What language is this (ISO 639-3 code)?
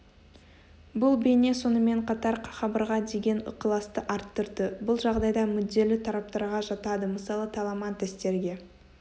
kaz